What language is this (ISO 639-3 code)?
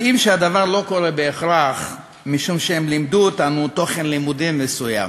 heb